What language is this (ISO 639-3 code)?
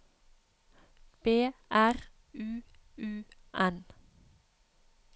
nor